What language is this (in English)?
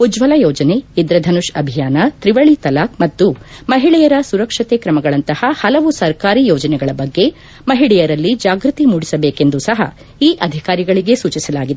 Kannada